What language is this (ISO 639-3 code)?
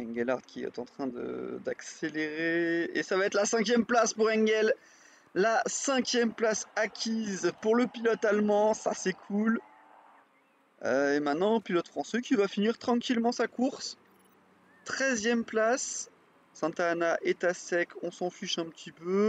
fra